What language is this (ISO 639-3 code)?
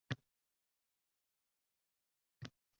uzb